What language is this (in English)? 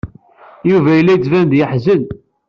Kabyle